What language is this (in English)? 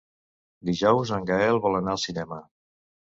Catalan